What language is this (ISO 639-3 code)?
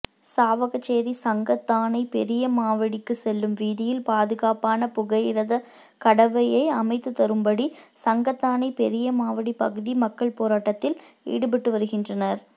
tam